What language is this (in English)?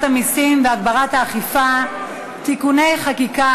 Hebrew